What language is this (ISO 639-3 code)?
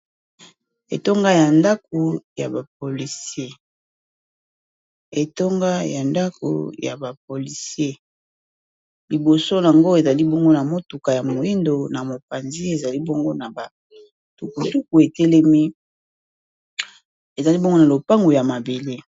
lin